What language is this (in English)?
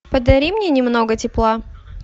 Russian